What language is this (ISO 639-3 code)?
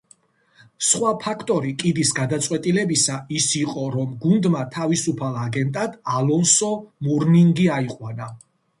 kat